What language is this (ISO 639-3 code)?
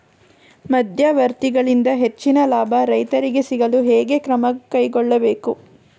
kan